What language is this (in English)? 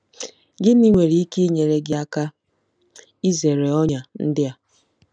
Igbo